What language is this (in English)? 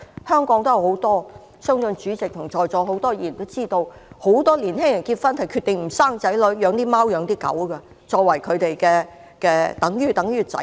Cantonese